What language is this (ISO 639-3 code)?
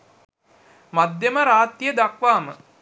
sin